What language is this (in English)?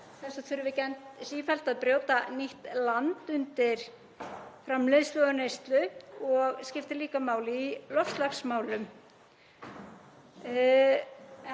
Icelandic